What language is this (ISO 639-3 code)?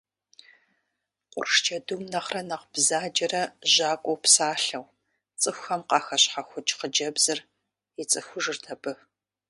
kbd